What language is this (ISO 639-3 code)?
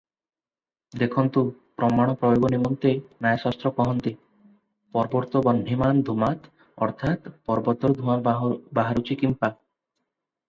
ori